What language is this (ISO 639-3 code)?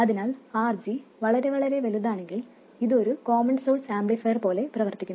mal